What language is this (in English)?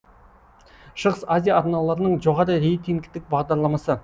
Kazakh